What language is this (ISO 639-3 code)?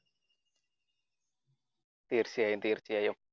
mal